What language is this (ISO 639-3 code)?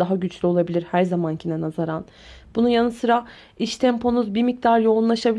tur